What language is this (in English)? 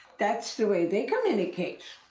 English